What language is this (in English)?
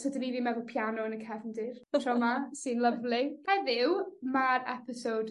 Welsh